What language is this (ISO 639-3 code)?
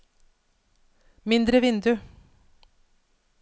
nor